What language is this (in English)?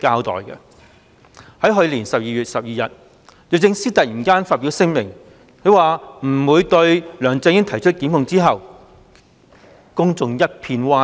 Cantonese